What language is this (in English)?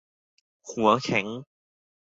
Thai